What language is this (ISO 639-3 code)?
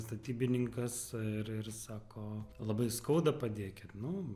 lit